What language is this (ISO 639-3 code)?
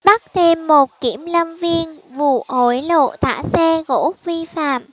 vie